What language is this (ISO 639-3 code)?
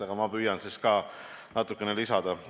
est